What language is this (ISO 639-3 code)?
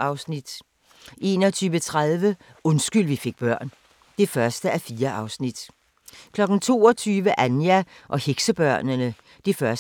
dan